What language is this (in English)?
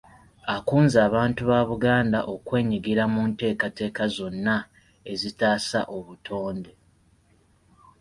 Ganda